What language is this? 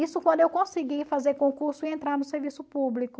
Portuguese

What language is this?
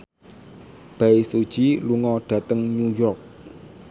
Javanese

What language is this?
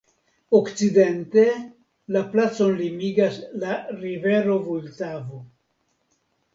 Esperanto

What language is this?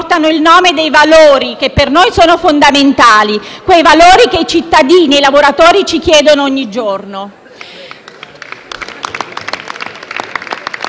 Italian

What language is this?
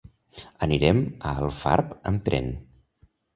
Catalan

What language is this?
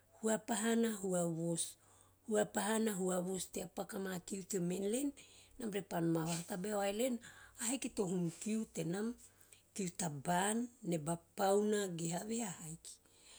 Teop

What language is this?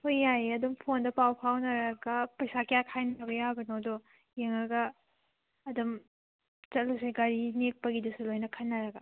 Manipuri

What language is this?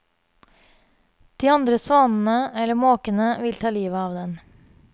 Norwegian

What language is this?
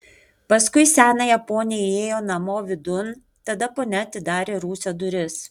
Lithuanian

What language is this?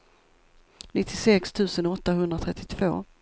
Swedish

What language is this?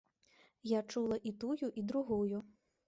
Belarusian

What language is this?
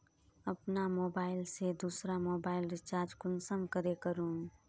Magahi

